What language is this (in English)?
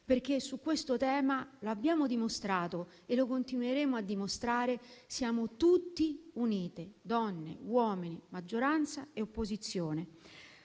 Italian